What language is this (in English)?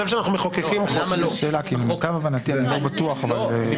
Hebrew